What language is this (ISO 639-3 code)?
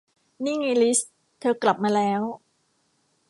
tha